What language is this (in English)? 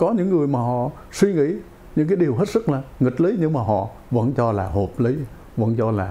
Vietnamese